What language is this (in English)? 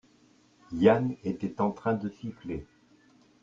French